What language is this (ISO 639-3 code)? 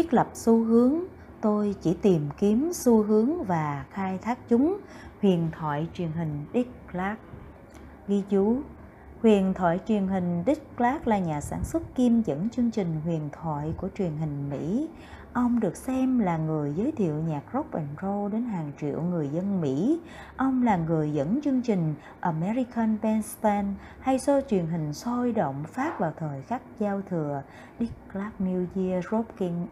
vie